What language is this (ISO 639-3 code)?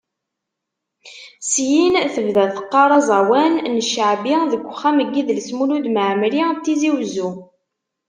kab